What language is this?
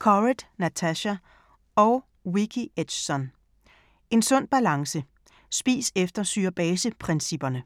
Danish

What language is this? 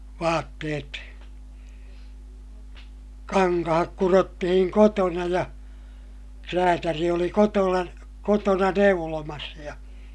Finnish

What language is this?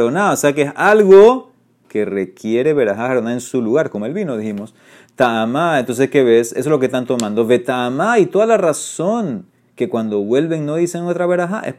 Spanish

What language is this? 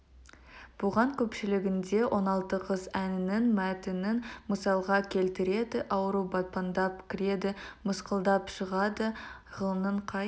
Kazakh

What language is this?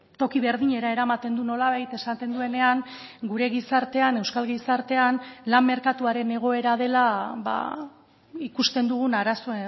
Basque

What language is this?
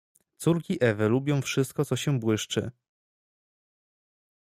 Polish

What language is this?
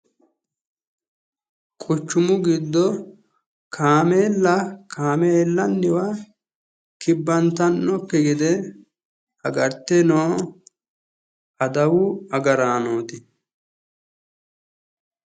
Sidamo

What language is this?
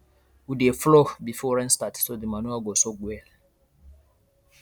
Nigerian Pidgin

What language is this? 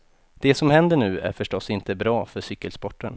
Swedish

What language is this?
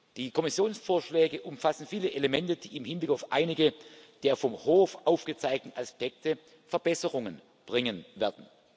German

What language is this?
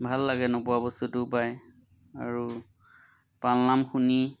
Assamese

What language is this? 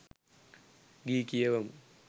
Sinhala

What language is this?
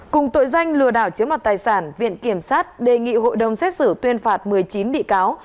Vietnamese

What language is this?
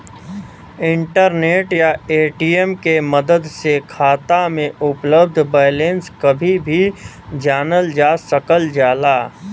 Bhojpuri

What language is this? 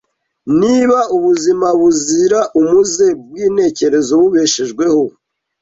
Kinyarwanda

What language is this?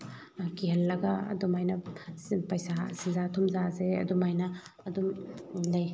Manipuri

